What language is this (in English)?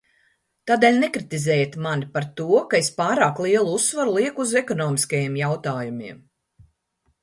Latvian